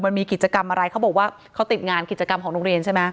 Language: Thai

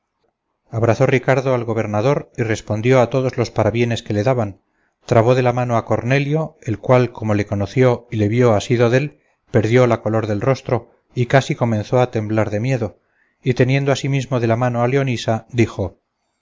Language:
Spanish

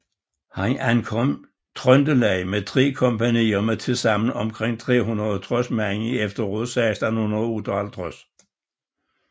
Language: Danish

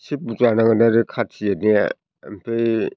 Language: Bodo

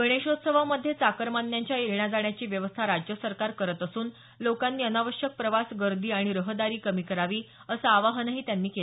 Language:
Marathi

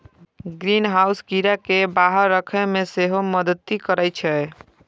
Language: Maithili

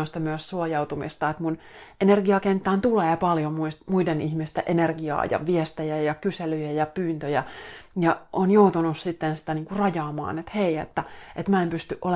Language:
Finnish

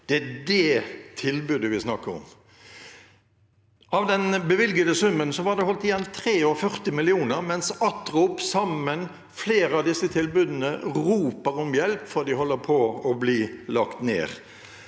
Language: Norwegian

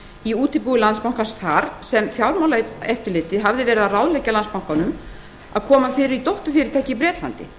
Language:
Icelandic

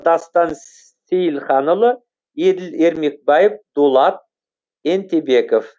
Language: Kazakh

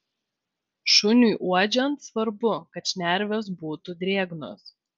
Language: Lithuanian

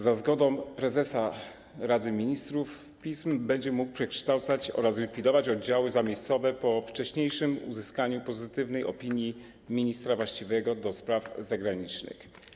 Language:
Polish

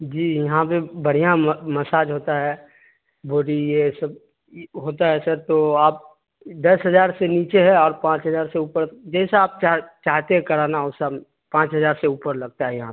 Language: Urdu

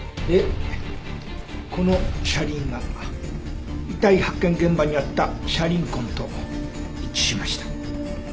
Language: Japanese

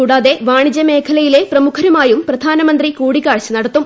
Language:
Malayalam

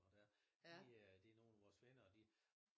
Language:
Danish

